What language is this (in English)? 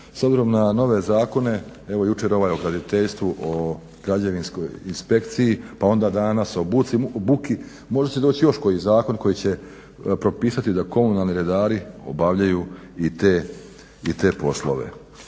Croatian